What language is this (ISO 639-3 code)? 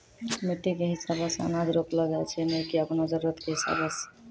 mai